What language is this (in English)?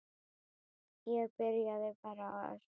Icelandic